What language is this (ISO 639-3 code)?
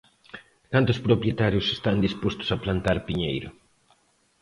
glg